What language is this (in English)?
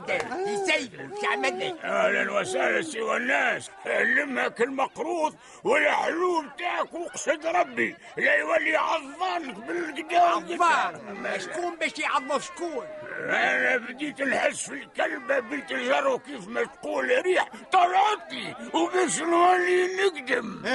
Arabic